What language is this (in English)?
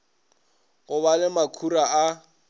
Northern Sotho